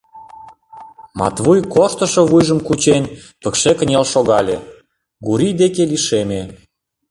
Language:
Mari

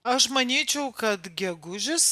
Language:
Lithuanian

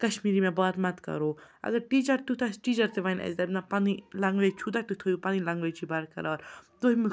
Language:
Kashmiri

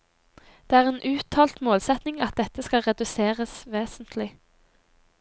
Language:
Norwegian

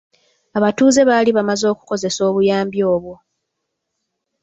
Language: Ganda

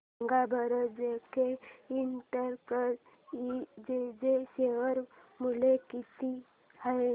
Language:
Marathi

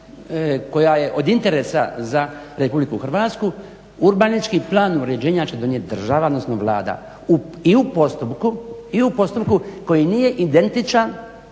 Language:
Croatian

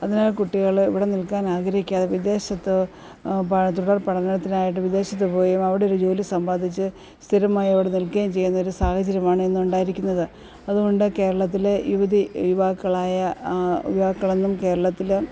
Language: Malayalam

